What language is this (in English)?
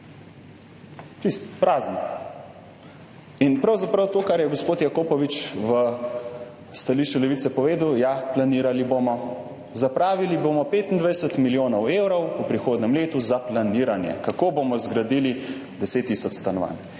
Slovenian